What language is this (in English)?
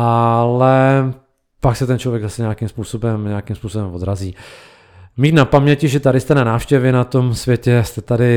Czech